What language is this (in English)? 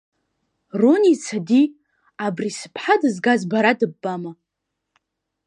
Abkhazian